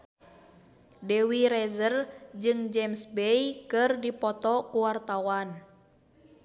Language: Sundanese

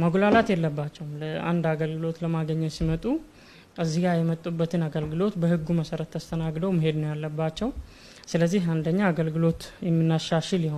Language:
Arabic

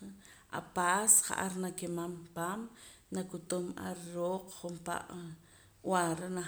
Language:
Poqomam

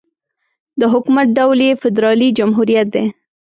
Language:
Pashto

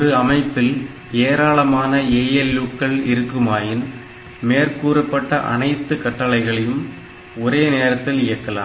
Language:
Tamil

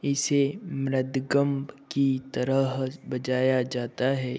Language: Hindi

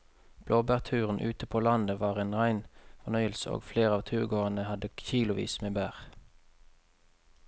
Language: Norwegian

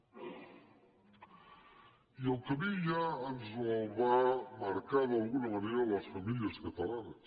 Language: Catalan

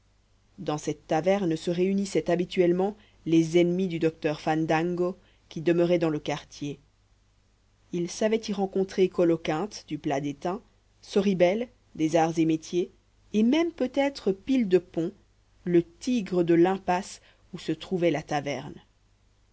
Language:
French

